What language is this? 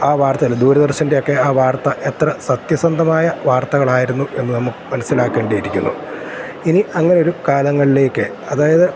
Malayalam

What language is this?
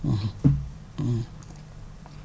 Wolof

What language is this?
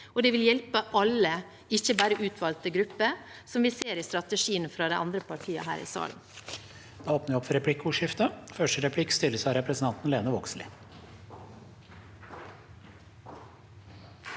Norwegian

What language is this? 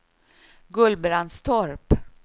Swedish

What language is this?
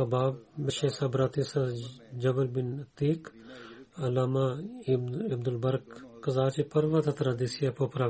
Bulgarian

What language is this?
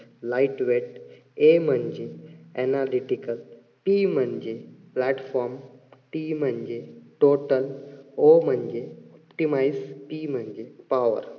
Marathi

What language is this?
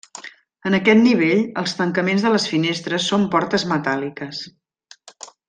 Catalan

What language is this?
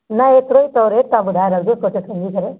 Sindhi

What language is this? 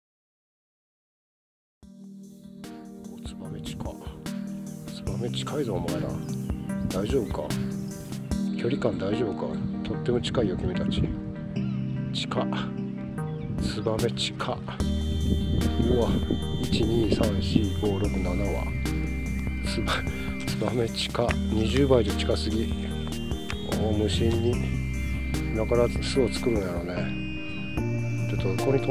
Japanese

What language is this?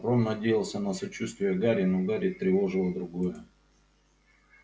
Russian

